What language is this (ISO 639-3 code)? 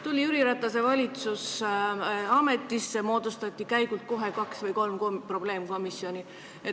est